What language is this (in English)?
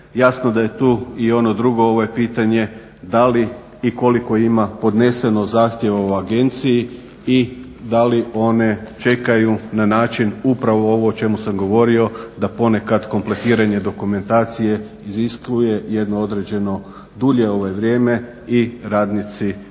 Croatian